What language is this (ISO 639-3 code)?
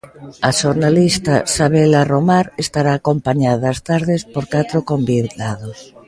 glg